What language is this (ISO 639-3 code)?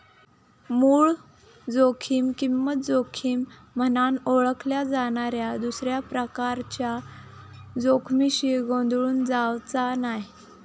mar